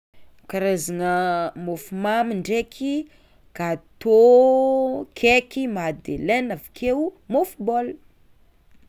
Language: Tsimihety Malagasy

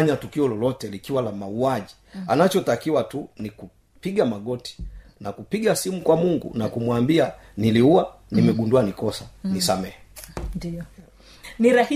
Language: Swahili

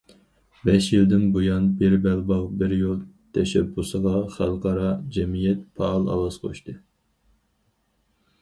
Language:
Uyghur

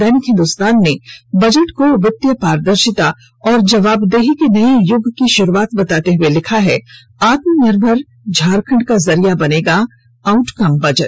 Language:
Hindi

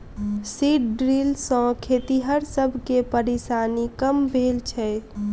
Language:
Maithili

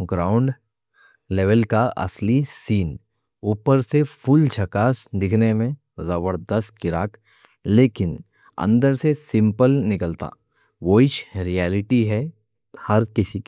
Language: Deccan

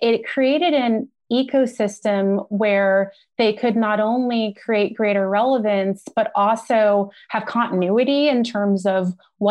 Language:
English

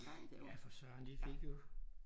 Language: Danish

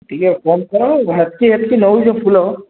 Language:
Odia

